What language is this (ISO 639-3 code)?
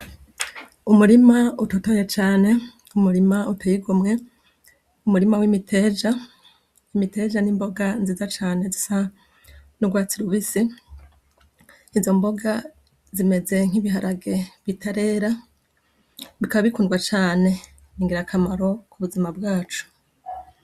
run